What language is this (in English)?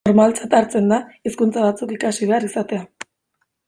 Basque